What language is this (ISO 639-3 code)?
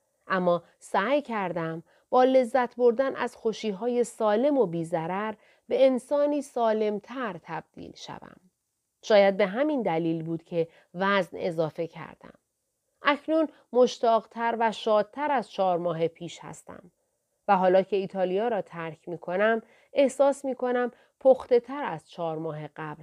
fas